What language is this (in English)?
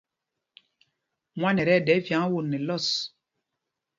Mpumpong